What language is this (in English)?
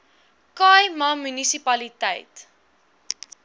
Afrikaans